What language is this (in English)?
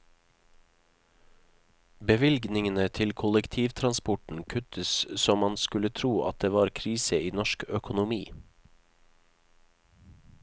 Norwegian